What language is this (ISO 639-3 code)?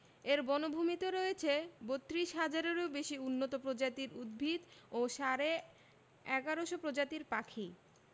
ben